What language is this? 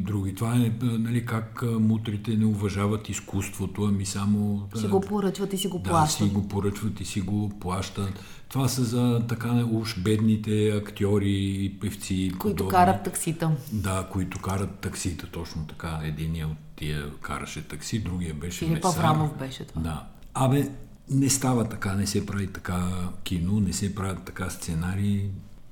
Bulgarian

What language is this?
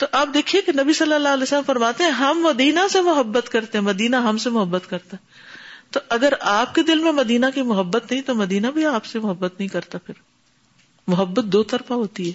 Urdu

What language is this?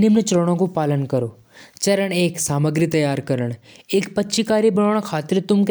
Jaunsari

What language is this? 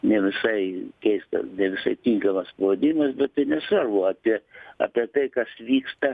Lithuanian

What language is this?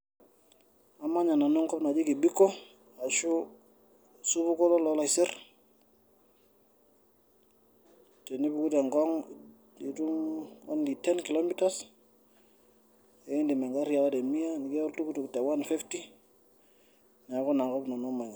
Masai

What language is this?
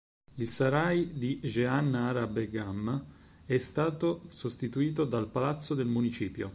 Italian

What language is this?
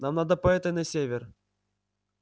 Russian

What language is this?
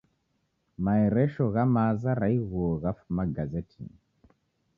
Taita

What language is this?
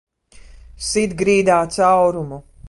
Latvian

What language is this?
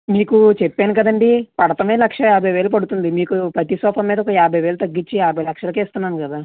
Telugu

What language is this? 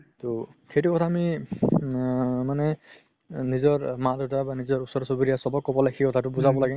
Assamese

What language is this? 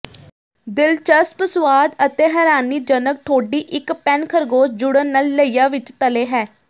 Punjabi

